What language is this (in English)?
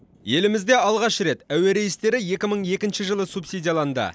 Kazakh